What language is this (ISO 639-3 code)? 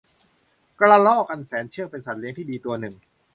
tha